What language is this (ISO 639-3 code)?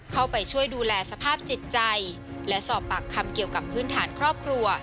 tha